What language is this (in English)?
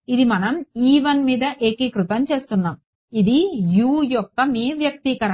Telugu